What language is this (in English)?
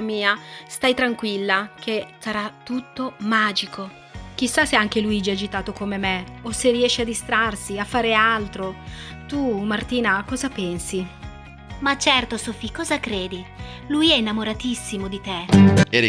Italian